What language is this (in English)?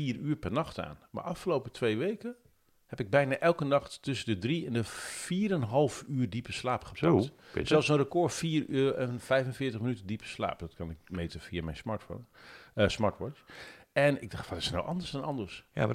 Dutch